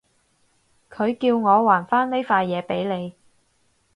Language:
Cantonese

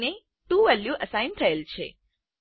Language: Gujarati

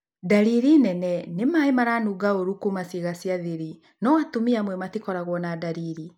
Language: Kikuyu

